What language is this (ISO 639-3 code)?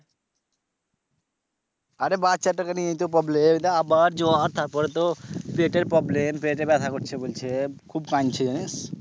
ben